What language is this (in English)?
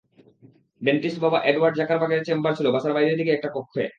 Bangla